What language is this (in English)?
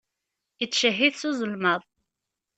Kabyle